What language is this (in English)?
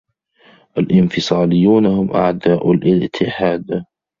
Arabic